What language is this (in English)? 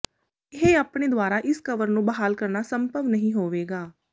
Punjabi